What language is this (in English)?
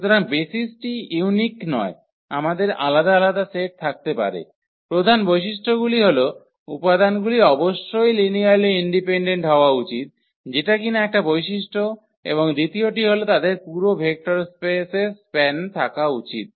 Bangla